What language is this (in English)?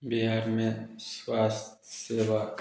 Hindi